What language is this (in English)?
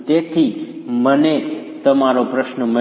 Gujarati